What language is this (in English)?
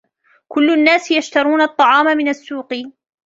Arabic